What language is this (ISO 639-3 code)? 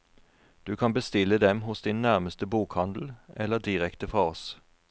nor